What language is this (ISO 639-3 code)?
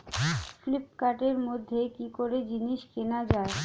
ben